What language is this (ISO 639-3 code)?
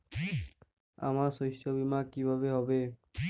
ben